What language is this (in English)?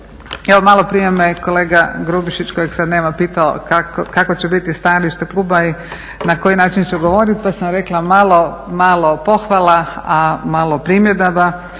Croatian